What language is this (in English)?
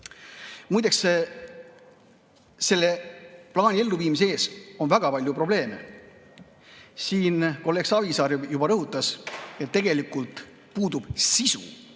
Estonian